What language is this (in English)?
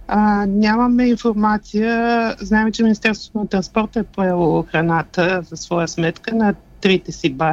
Bulgarian